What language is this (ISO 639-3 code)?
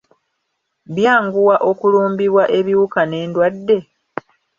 lug